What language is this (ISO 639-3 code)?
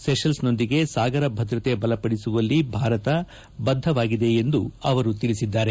kan